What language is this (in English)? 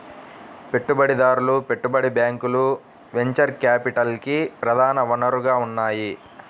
Telugu